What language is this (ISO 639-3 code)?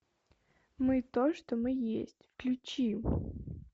rus